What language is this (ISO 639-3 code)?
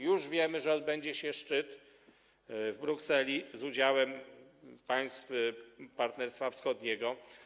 pol